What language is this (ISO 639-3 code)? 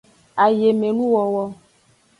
ajg